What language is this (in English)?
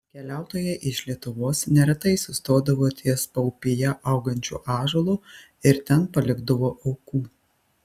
Lithuanian